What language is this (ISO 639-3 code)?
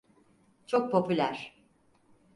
tur